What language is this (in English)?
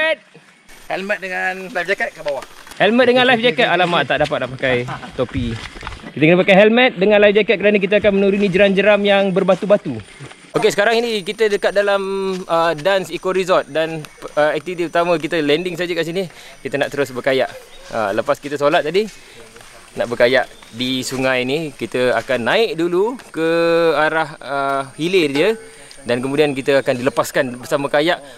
Malay